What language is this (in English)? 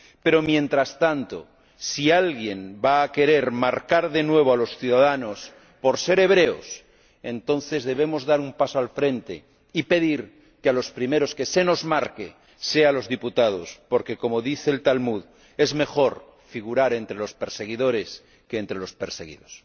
Spanish